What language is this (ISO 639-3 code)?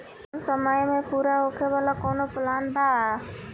bho